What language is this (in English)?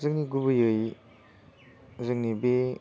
Bodo